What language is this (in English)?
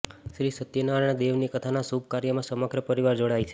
Gujarati